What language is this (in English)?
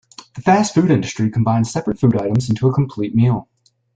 English